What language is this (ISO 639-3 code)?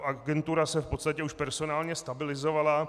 ces